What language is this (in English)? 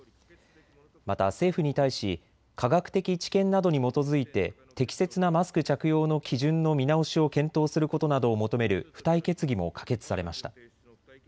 Japanese